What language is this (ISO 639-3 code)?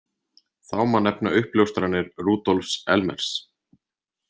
isl